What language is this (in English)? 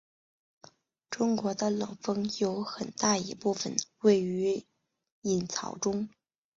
Chinese